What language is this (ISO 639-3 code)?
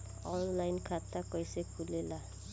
bho